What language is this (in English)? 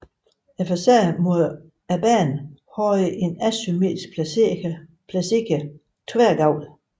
Danish